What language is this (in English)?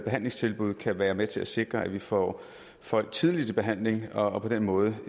Danish